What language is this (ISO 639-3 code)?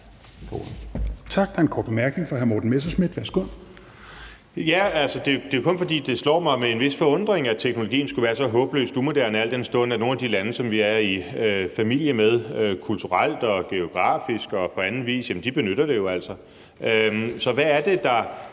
dan